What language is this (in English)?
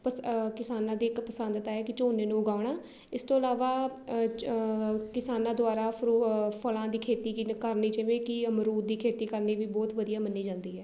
Punjabi